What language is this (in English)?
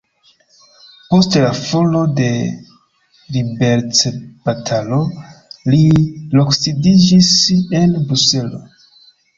Esperanto